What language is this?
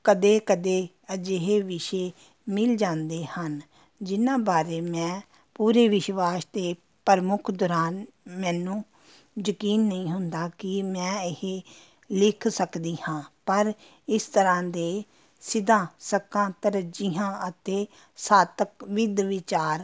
Punjabi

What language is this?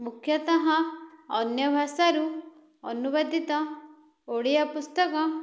Odia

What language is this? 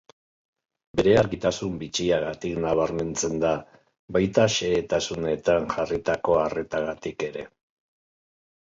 Basque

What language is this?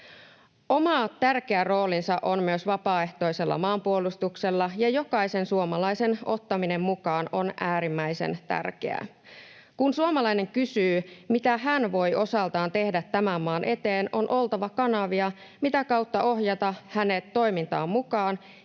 Finnish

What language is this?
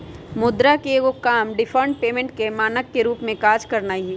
Magahi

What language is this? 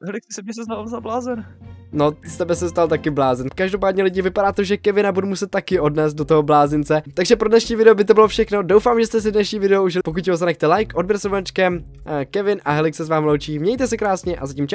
Czech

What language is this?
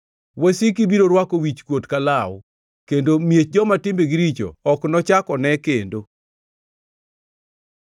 Luo (Kenya and Tanzania)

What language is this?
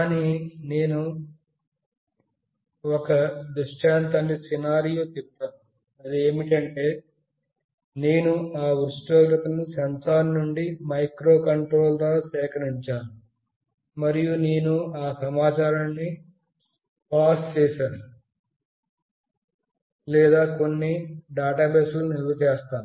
Telugu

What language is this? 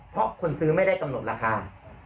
Thai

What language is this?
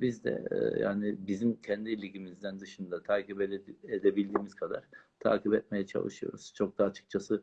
Turkish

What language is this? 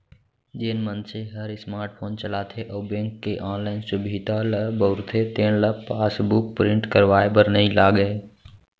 Chhattisgarhi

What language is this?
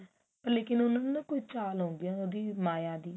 Punjabi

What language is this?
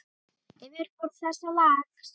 Icelandic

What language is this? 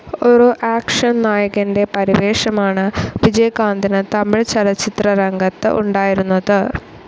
Malayalam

